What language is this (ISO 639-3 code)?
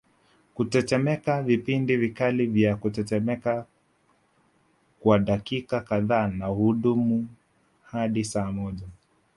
swa